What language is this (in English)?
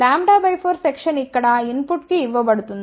Telugu